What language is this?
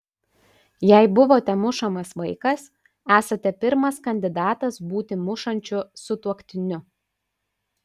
Lithuanian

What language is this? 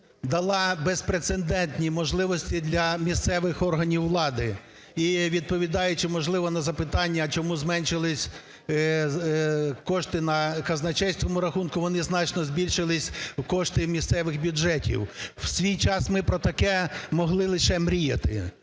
Ukrainian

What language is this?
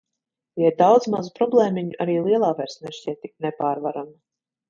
Latvian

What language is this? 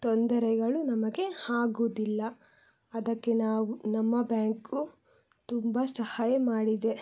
Kannada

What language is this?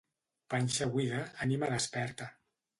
Catalan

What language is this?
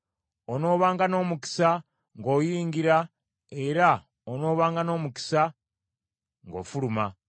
Ganda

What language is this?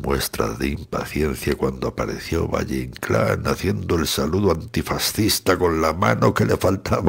Spanish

